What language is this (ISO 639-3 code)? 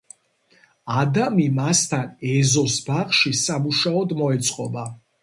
kat